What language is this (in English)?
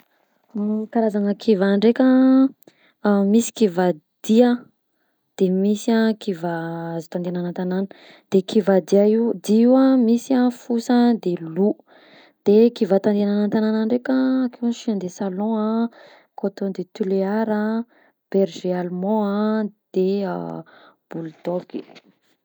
Southern Betsimisaraka Malagasy